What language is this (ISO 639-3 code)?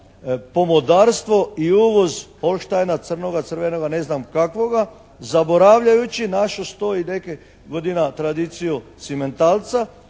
hrv